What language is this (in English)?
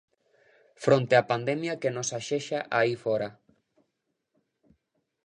Galician